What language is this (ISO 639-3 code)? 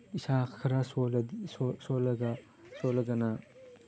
mni